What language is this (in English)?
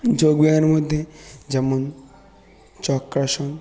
Bangla